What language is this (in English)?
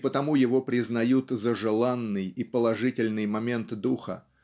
Russian